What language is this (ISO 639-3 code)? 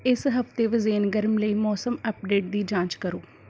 pan